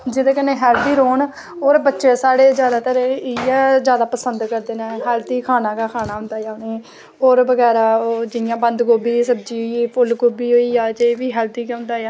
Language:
Dogri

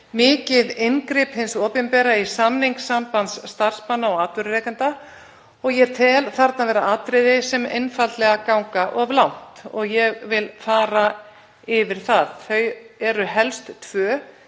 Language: Icelandic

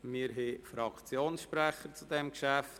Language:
Swiss German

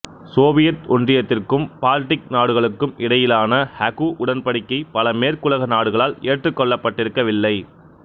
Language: Tamil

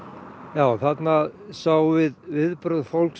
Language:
Icelandic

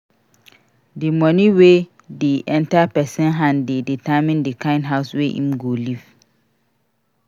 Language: Nigerian Pidgin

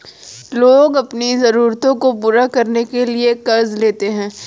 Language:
Hindi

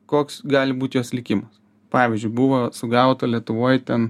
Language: Lithuanian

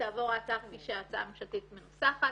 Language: Hebrew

